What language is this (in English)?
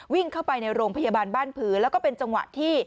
Thai